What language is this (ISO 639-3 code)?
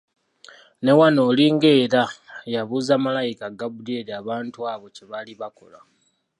lug